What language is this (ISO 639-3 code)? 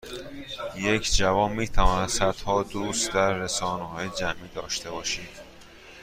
fas